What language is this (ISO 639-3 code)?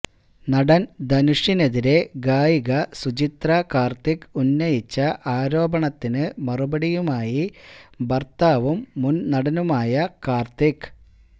mal